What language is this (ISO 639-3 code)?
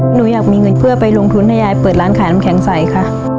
tha